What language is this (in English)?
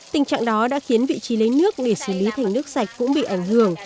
Vietnamese